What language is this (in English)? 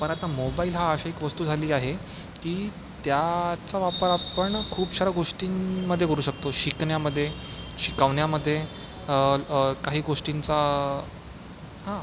Marathi